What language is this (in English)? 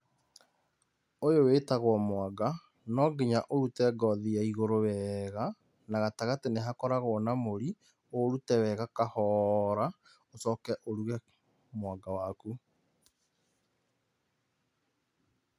Kikuyu